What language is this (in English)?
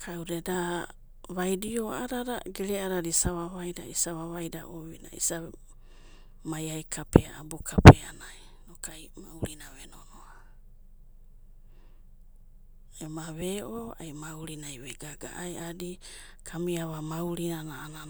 Abadi